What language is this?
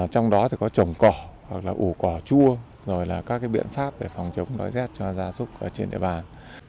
Vietnamese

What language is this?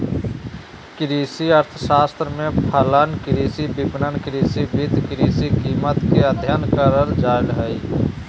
Magahi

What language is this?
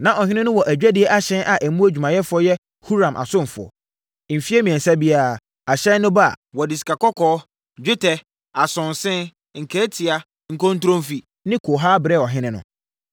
Akan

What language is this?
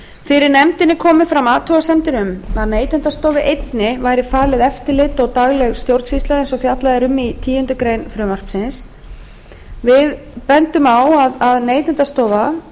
Icelandic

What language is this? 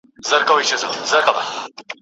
Pashto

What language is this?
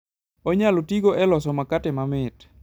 Luo (Kenya and Tanzania)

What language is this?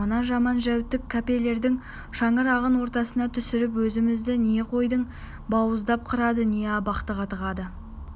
Kazakh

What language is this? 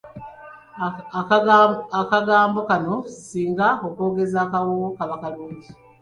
Ganda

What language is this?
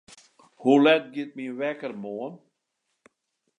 Western Frisian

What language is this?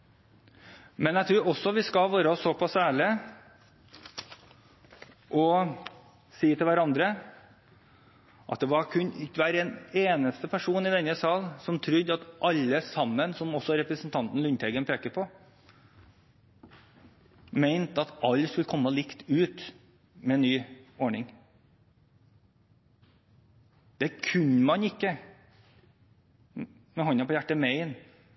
Norwegian Bokmål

